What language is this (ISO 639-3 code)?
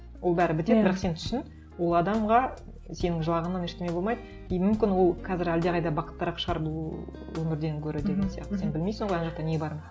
kaz